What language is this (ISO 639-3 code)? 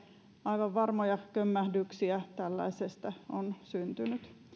fin